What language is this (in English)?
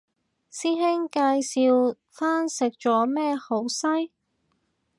Cantonese